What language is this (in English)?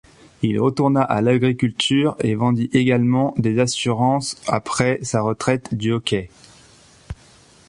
French